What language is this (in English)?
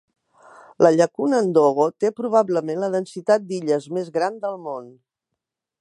Catalan